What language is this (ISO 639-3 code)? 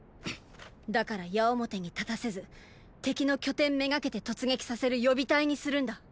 jpn